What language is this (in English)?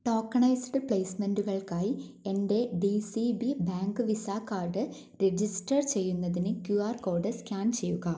Malayalam